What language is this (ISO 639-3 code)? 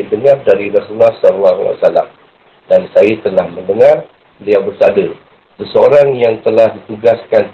msa